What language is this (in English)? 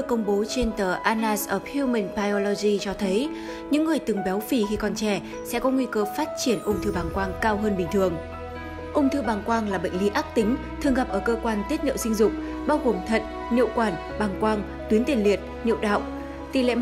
Vietnamese